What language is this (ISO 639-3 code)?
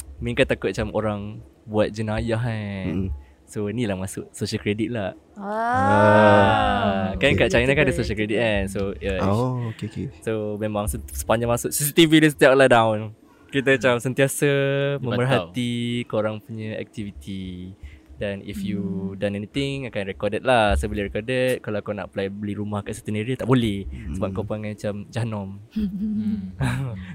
msa